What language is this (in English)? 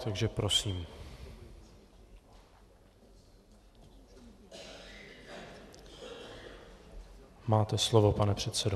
Czech